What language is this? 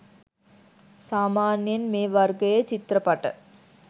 Sinhala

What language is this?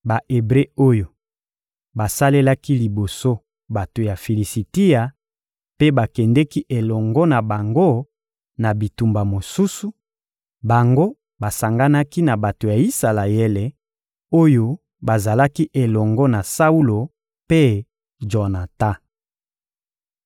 Lingala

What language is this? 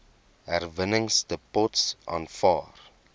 Afrikaans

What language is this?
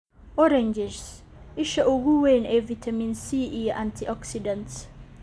Somali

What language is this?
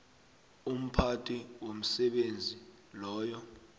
South Ndebele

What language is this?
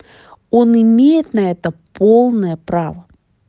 Russian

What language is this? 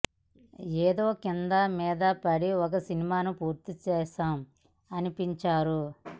Telugu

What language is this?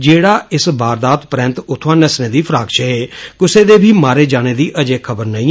Dogri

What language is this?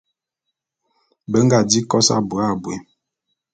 Bulu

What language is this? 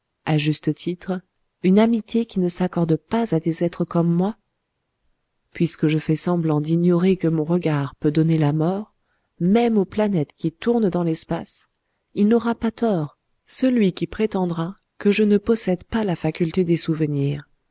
French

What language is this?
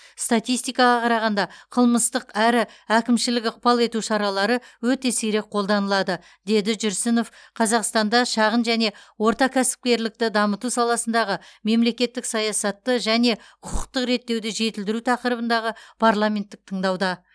Kazakh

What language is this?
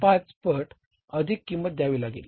Marathi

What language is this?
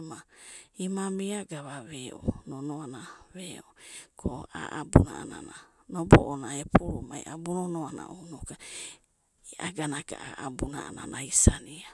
Abadi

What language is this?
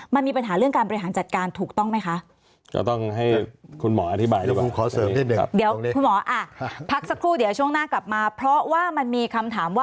Thai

